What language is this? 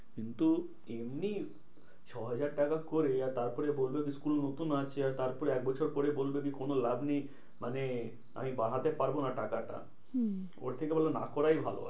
Bangla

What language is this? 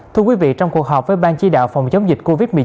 Vietnamese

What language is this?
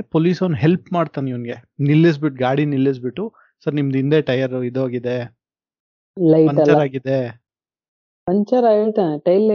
Kannada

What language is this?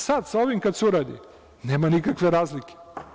Serbian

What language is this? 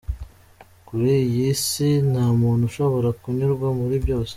Kinyarwanda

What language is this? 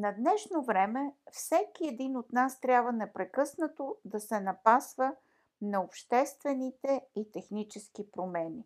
Bulgarian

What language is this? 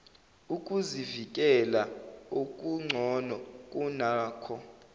Zulu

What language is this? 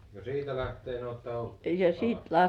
Finnish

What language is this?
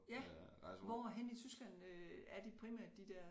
Danish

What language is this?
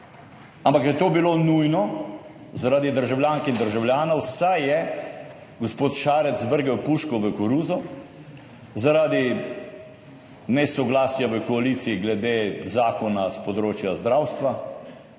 Slovenian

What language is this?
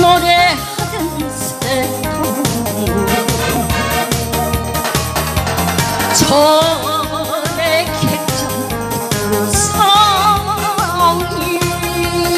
Korean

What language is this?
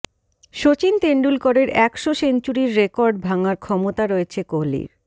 Bangla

